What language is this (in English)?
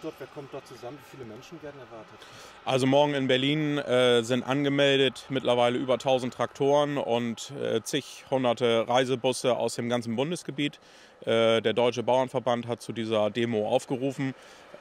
German